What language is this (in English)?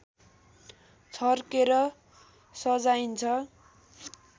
Nepali